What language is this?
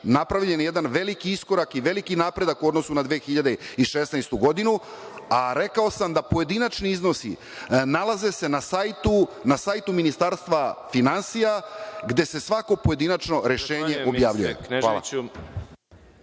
Serbian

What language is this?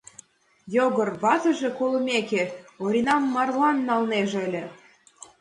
Mari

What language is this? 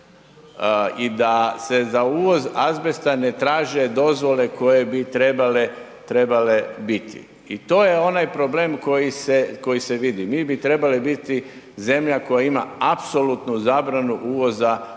Croatian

